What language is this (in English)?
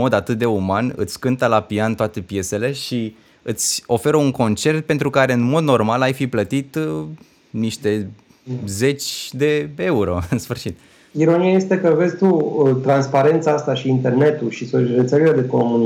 Romanian